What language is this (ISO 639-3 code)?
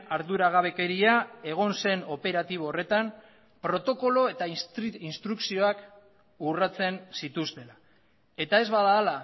eus